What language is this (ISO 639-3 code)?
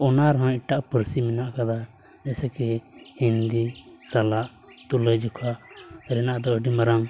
sat